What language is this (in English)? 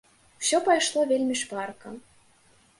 Belarusian